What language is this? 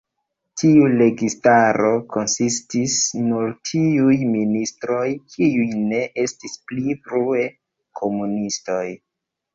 Esperanto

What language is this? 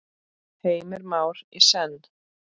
Icelandic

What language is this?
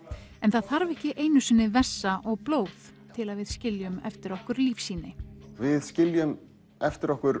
Icelandic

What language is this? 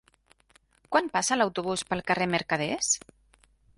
Catalan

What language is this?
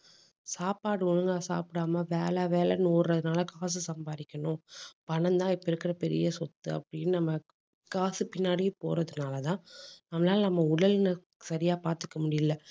Tamil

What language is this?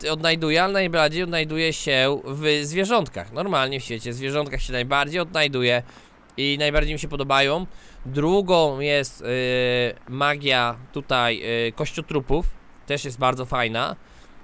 Polish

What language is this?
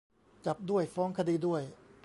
Thai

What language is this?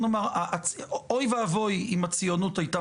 Hebrew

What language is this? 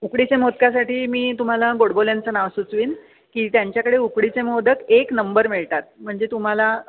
Marathi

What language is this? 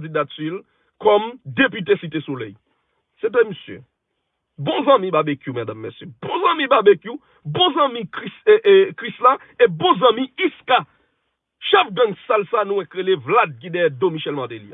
French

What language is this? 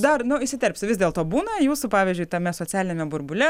Lithuanian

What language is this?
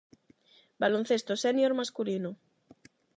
Galician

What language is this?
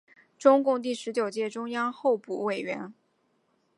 Chinese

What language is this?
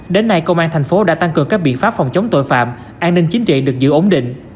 Vietnamese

